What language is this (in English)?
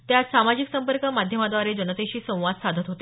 Marathi